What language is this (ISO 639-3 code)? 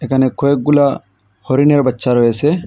ben